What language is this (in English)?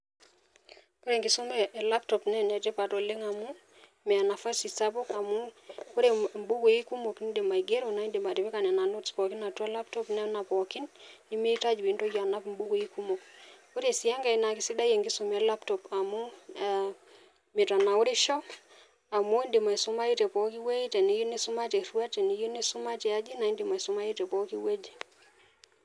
Masai